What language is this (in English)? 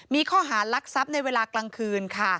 Thai